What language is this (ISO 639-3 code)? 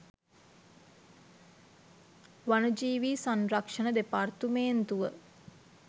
sin